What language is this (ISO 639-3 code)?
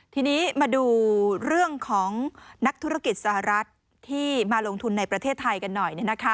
tha